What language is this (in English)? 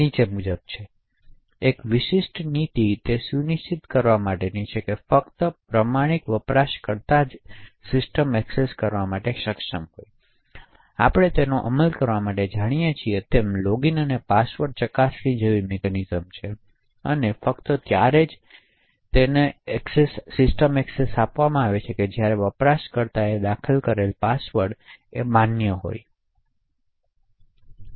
Gujarati